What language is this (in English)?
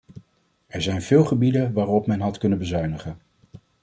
Dutch